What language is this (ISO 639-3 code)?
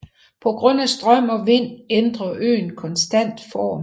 dan